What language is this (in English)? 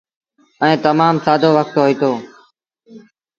Sindhi Bhil